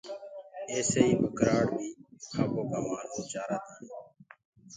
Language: Gurgula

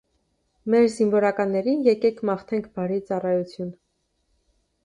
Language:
Armenian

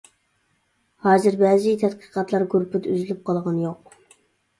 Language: Uyghur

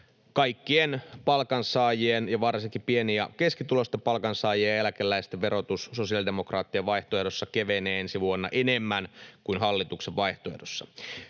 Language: Finnish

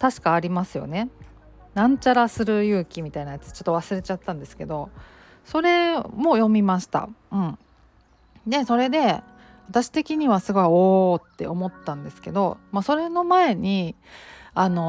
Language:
Japanese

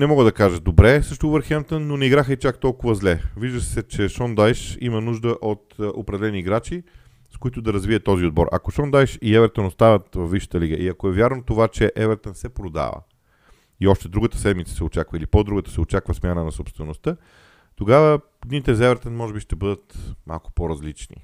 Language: Bulgarian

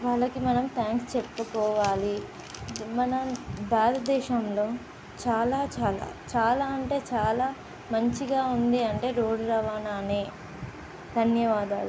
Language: Telugu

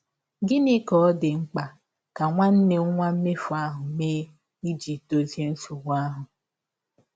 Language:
Igbo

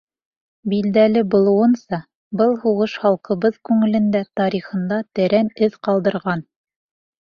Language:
Bashkir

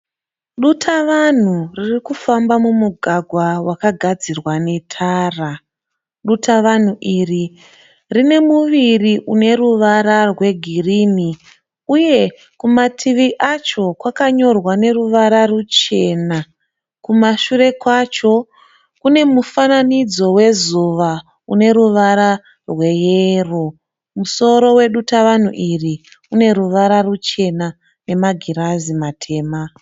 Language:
Shona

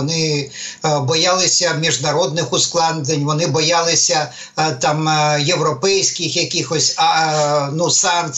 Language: Ukrainian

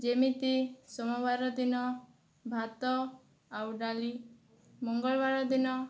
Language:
Odia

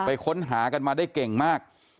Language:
Thai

